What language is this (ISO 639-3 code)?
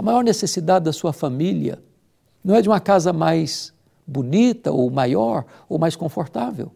por